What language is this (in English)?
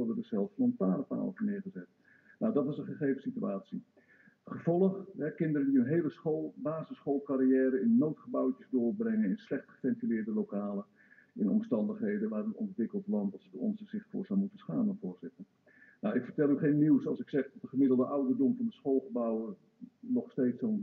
Dutch